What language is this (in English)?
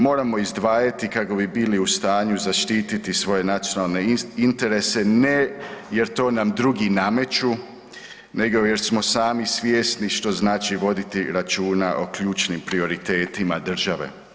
Croatian